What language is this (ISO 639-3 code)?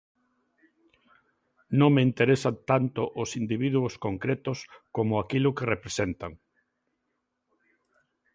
glg